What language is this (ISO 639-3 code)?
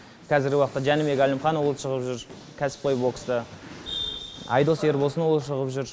kaz